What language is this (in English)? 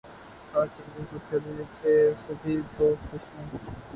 Urdu